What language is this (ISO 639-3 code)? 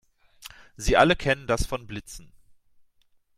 deu